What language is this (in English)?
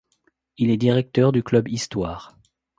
French